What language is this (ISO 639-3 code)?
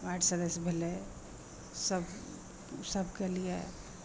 mai